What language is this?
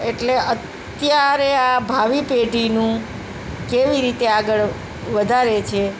Gujarati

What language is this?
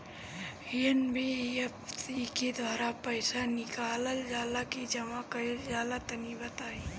Bhojpuri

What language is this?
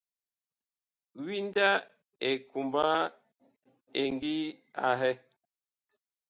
Bakoko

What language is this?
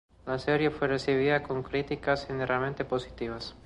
Spanish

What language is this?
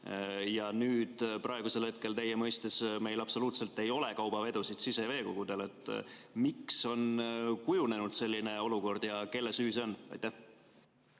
Estonian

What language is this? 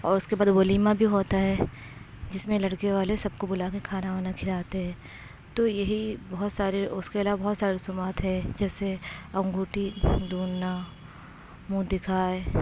Urdu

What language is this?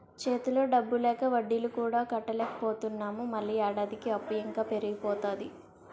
Telugu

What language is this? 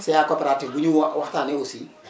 Wolof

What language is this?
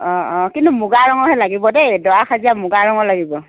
Assamese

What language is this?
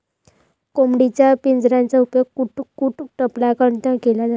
Marathi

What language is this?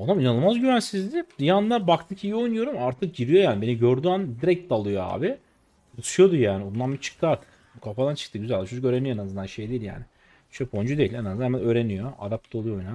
Turkish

